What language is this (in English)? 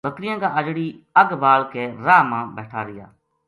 Gujari